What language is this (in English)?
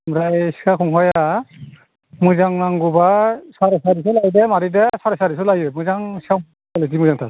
Bodo